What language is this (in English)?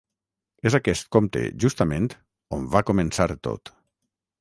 Catalan